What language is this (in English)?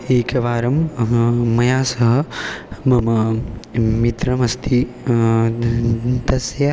Sanskrit